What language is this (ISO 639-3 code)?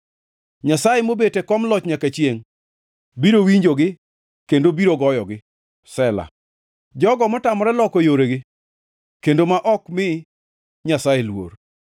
luo